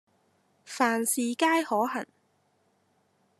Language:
Cantonese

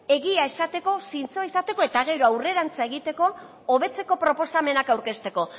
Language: Basque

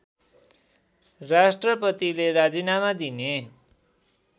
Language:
Nepali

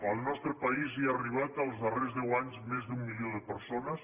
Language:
Catalan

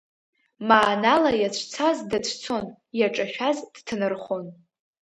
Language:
Abkhazian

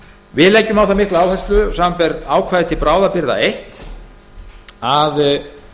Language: Icelandic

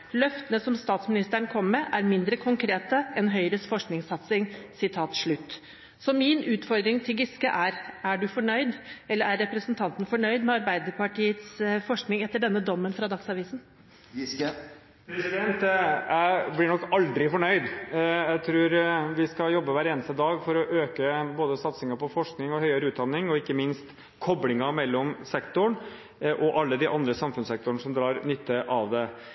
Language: Norwegian Bokmål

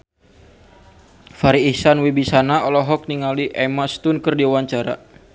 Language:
Sundanese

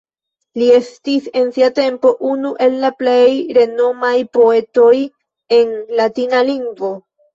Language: Esperanto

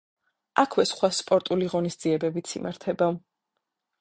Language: Georgian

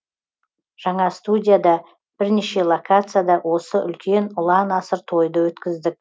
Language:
Kazakh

